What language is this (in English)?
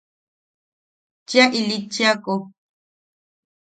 Yaqui